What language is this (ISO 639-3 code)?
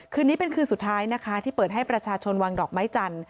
tha